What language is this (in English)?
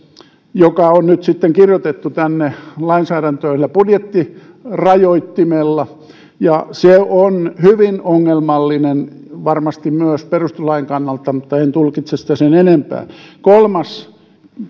Finnish